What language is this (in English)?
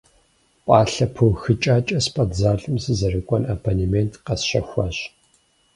Kabardian